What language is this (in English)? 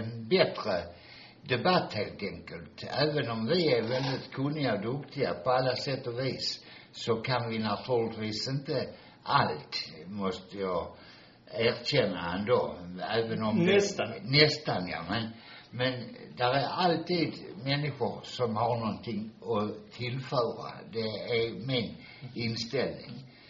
Swedish